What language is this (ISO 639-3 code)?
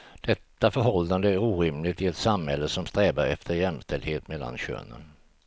swe